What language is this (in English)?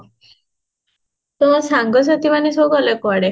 Odia